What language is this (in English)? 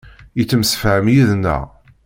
Kabyle